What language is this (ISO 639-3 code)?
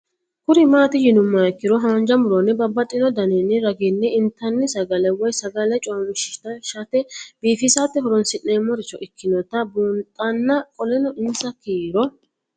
sid